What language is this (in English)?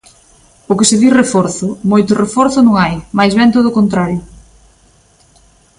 Galician